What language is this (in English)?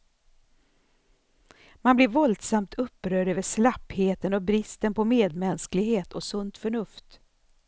Swedish